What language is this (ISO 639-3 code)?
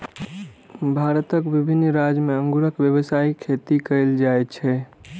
mai